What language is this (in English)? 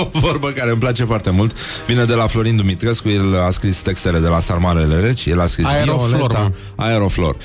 Romanian